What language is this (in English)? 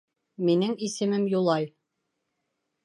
Bashkir